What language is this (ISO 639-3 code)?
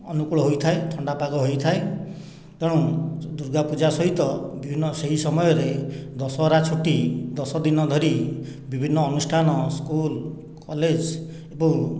ori